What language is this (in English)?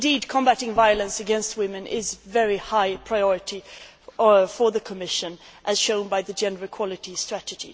English